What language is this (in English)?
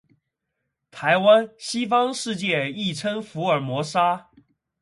Chinese